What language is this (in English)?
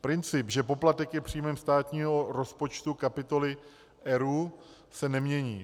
Czech